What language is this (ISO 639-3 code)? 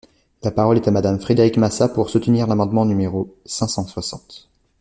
fra